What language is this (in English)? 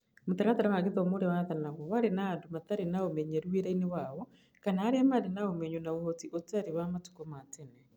Kikuyu